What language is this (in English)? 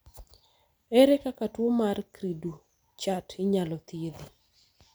Luo (Kenya and Tanzania)